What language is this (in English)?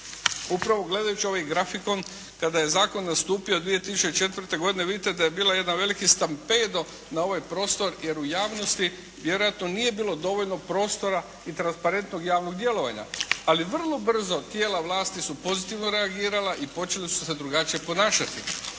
Croatian